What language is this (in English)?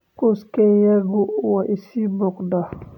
Somali